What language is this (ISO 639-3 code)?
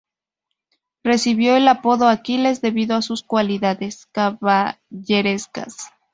spa